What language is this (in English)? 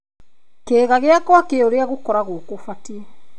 Kikuyu